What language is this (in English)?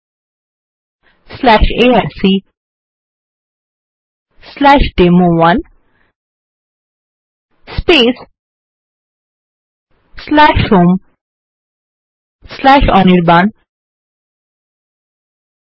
Bangla